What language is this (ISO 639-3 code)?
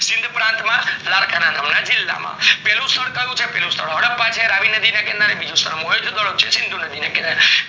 guj